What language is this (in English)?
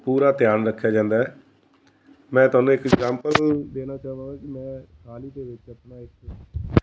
Punjabi